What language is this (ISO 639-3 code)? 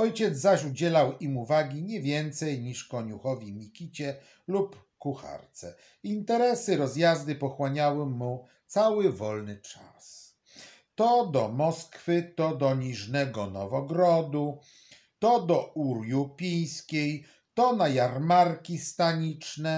pol